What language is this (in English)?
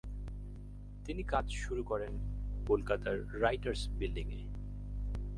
Bangla